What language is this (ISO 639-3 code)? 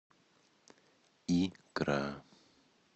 rus